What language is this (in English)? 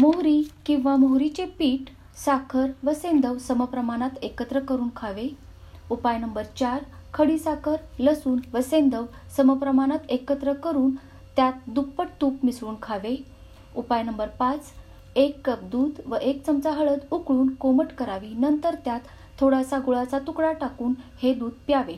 Marathi